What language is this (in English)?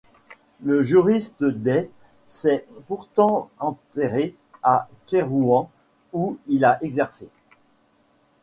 French